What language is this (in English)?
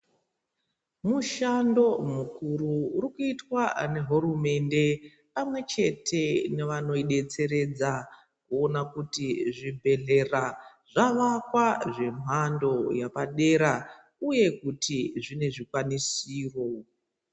Ndau